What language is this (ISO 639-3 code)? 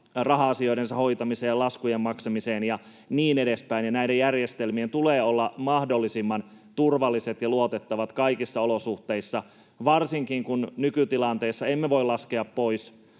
fin